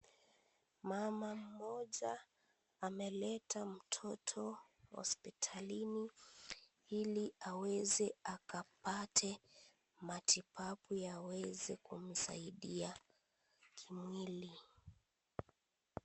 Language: Swahili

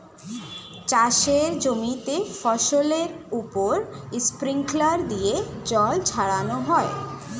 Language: Bangla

